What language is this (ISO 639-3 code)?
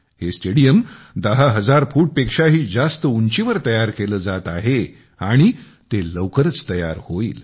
mar